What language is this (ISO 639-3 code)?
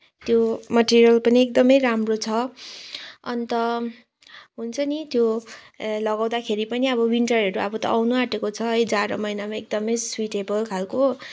nep